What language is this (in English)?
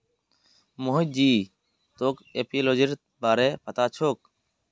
Magahi